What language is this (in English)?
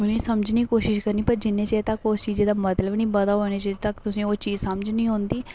Dogri